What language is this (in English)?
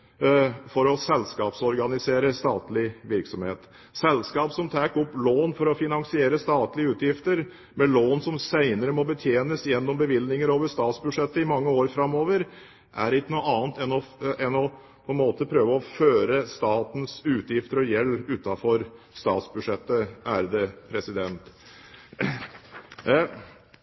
Norwegian Bokmål